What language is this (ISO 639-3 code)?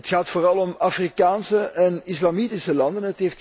nld